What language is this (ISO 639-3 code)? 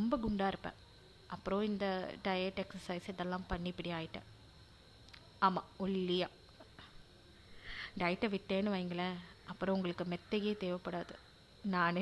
tam